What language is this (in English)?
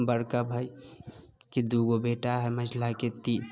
Maithili